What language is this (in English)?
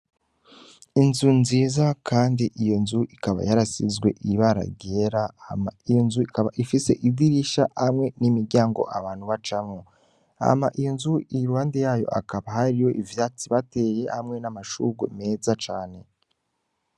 Rundi